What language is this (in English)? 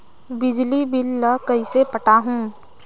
Chhattisgarhi